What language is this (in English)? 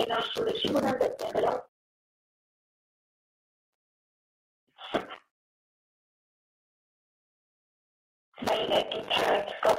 Persian